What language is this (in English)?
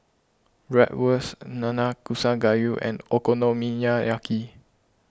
English